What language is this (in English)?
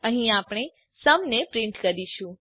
Gujarati